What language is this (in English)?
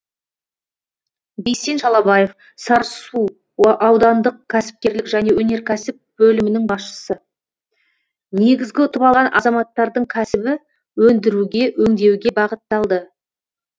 Kazakh